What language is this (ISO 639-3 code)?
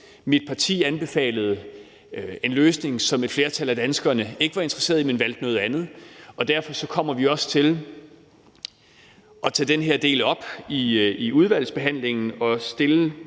dan